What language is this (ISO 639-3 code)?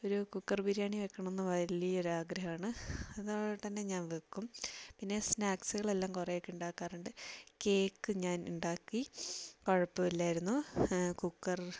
mal